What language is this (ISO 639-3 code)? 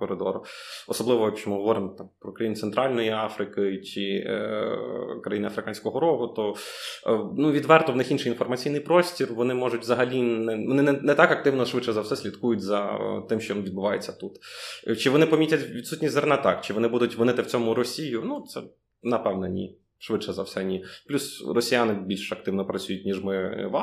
ukr